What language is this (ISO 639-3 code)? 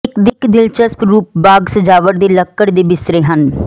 pan